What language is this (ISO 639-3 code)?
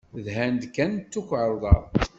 kab